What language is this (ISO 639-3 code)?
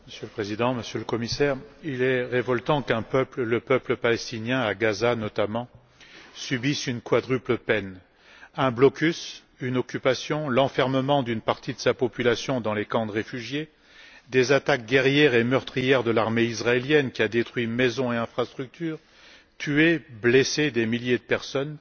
fra